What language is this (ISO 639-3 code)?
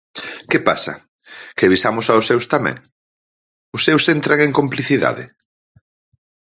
glg